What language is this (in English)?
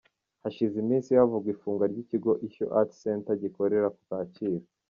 Kinyarwanda